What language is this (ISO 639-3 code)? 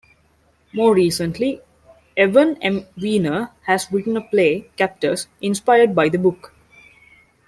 eng